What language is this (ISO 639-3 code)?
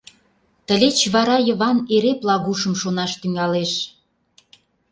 chm